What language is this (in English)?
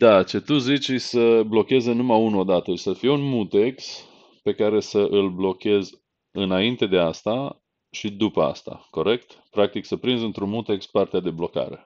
Romanian